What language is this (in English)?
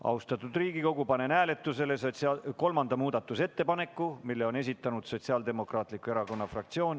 Estonian